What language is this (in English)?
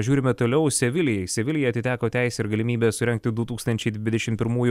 Lithuanian